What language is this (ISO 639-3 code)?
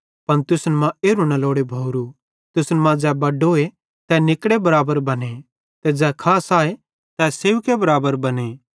bhd